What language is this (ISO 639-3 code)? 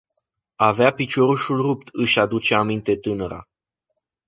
ron